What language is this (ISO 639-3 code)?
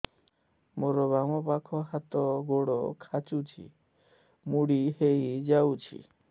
ori